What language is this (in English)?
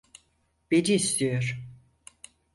Turkish